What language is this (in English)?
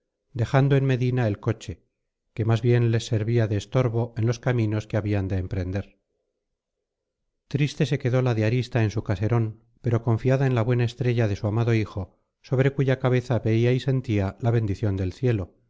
Spanish